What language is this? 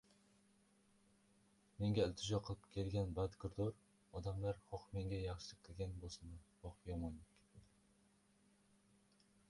Uzbek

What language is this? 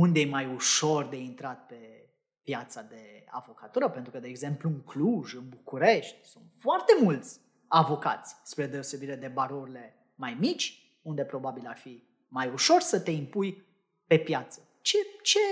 Romanian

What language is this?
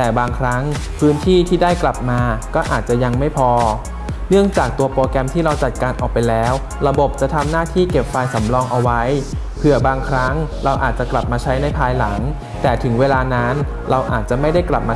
Thai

